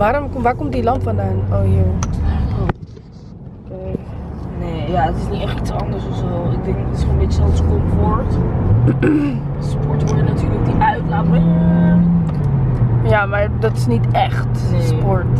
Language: Dutch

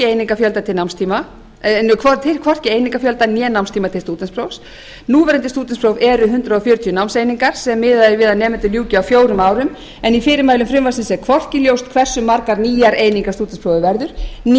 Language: Icelandic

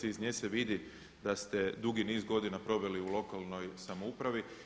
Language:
Croatian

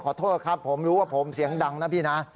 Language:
Thai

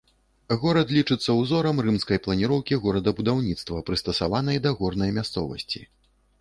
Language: Belarusian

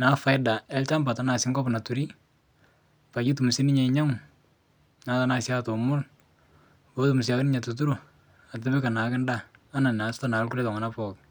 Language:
Masai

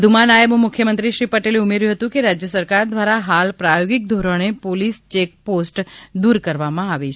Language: Gujarati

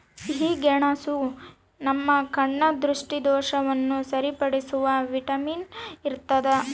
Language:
Kannada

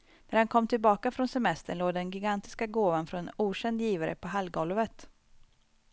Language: Swedish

